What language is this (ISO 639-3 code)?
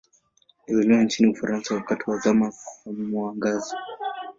swa